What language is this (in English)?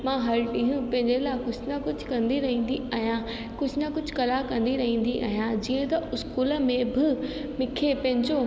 Sindhi